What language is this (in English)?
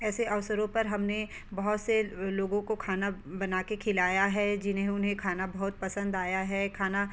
Hindi